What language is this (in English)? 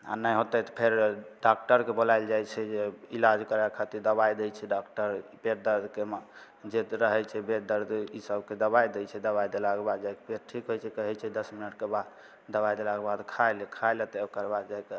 Maithili